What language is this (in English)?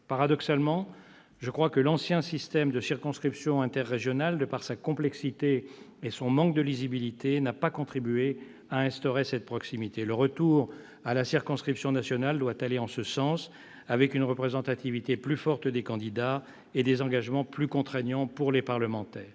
French